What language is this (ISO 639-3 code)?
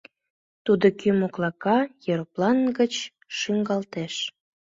chm